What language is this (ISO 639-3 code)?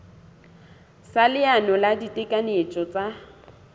sot